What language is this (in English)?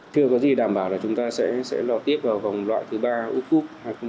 Vietnamese